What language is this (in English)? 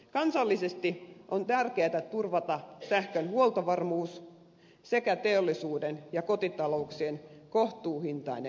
Finnish